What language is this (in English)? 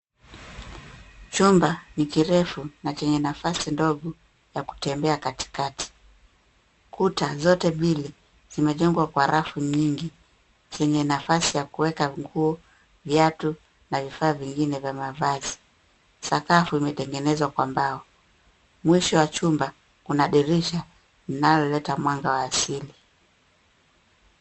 Swahili